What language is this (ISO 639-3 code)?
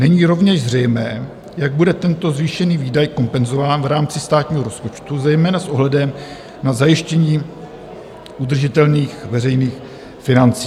ces